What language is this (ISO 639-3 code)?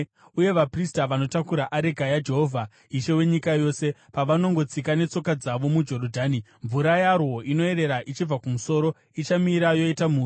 sna